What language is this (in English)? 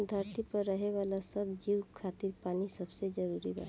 Bhojpuri